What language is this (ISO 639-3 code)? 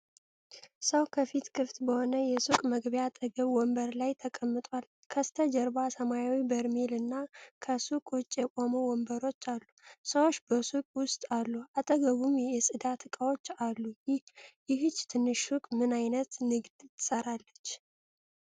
amh